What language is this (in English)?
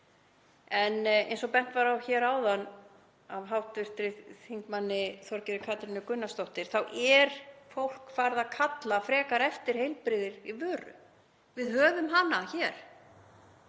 Icelandic